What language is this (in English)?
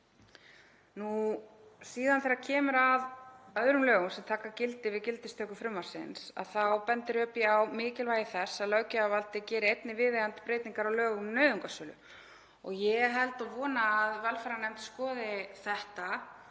Icelandic